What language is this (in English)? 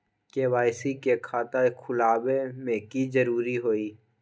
Magahi